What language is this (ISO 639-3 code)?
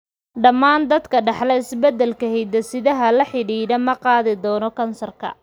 som